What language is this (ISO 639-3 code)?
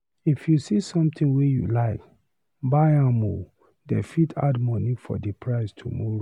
pcm